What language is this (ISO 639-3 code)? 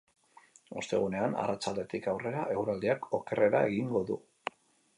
eus